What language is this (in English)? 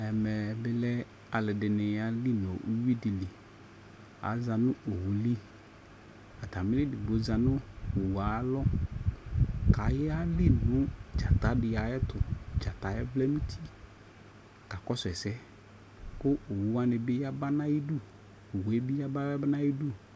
Ikposo